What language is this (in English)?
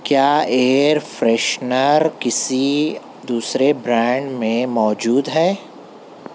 Urdu